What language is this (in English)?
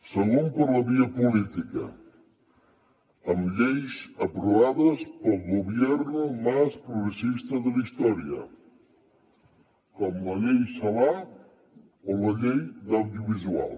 Catalan